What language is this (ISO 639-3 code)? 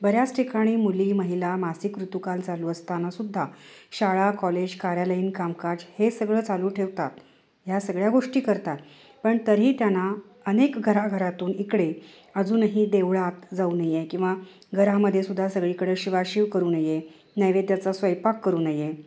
mar